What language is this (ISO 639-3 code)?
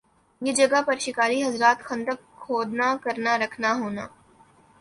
urd